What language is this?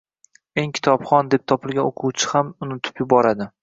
Uzbek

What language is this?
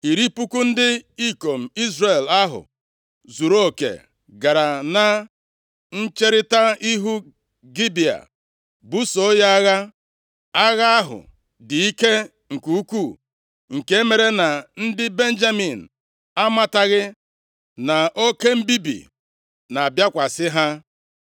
Igbo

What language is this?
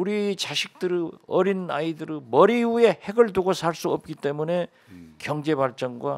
Korean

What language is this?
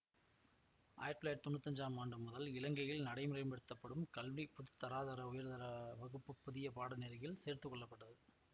Tamil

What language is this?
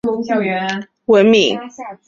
Chinese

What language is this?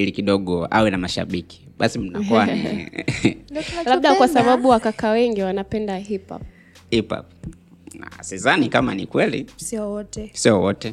Swahili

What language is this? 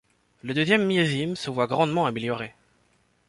French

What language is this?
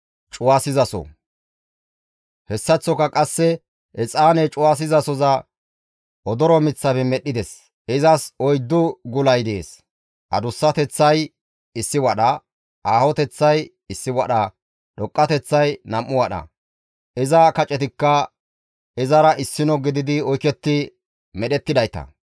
Gamo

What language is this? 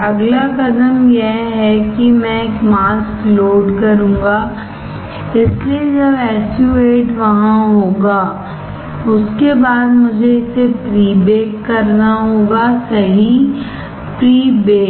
Hindi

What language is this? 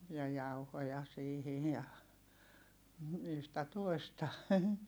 Finnish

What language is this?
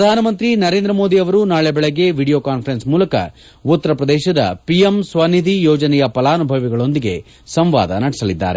Kannada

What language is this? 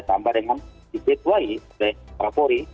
Indonesian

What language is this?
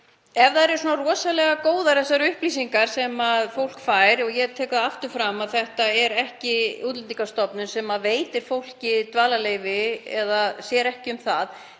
Icelandic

